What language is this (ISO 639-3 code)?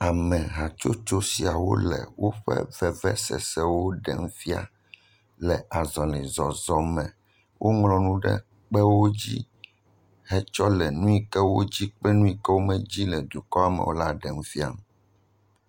ewe